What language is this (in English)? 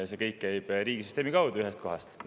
Estonian